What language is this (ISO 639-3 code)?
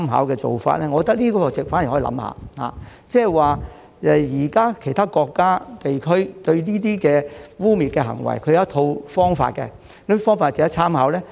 yue